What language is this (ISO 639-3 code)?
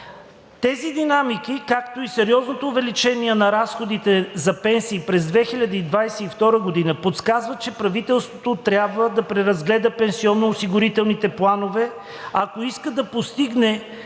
bul